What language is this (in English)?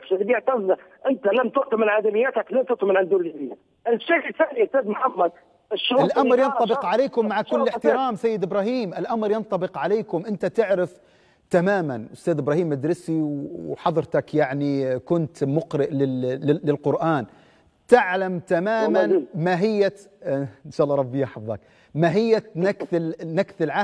Arabic